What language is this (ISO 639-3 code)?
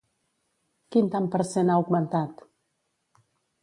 cat